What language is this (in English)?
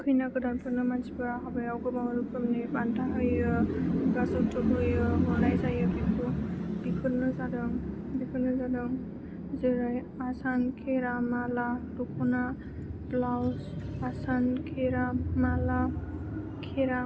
Bodo